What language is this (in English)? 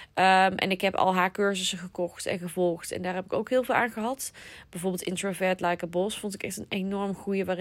Dutch